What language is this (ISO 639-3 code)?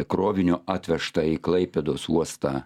lit